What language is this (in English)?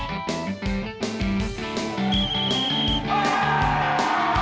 Indonesian